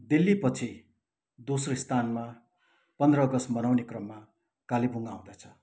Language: Nepali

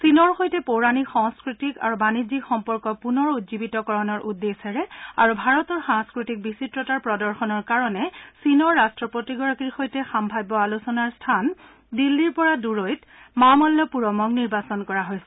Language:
Assamese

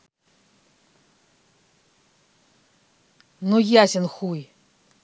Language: Russian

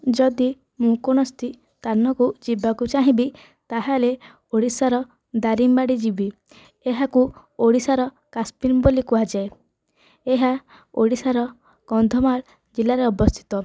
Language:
Odia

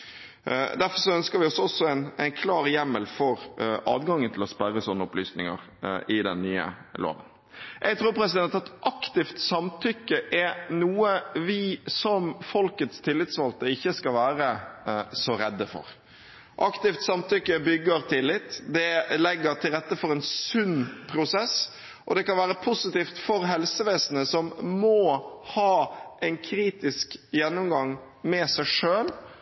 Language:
Norwegian Bokmål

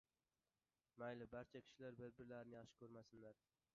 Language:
Uzbek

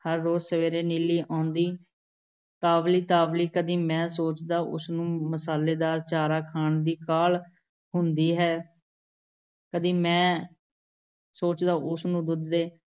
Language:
Punjabi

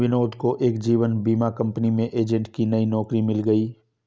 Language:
Hindi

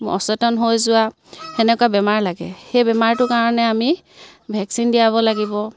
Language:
Assamese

